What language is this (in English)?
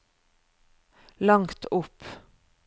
Norwegian